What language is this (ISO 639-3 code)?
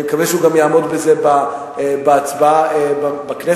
heb